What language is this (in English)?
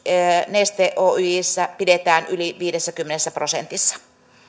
Finnish